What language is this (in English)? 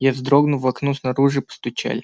Russian